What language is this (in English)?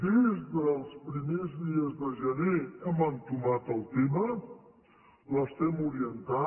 Catalan